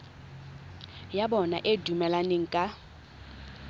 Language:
Tswana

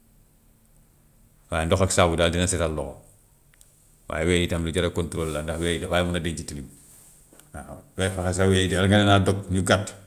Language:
Gambian Wolof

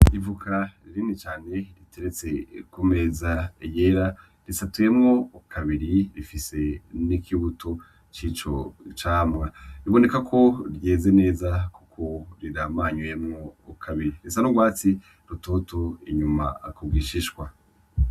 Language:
Rundi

